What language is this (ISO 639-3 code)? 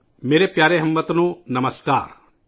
urd